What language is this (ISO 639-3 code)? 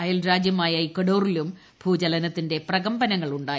mal